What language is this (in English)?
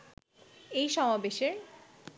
Bangla